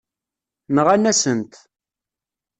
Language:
Kabyle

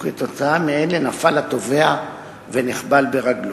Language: Hebrew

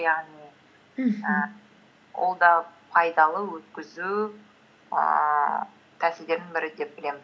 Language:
Kazakh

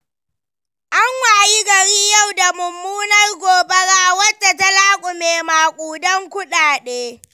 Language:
Hausa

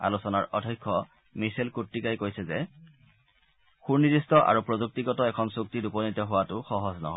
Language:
Assamese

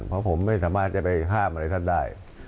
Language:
Thai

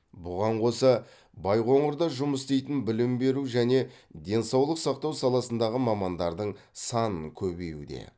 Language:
Kazakh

